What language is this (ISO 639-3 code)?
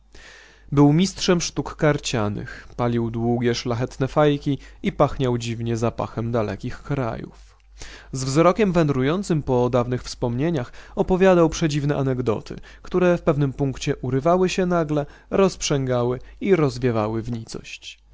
pol